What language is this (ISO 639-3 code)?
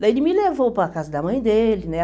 por